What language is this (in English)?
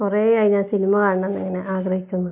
Malayalam